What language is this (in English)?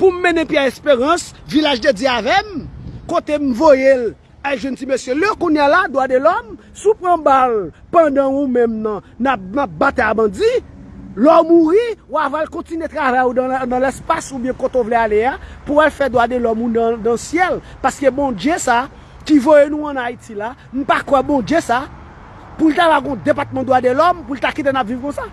French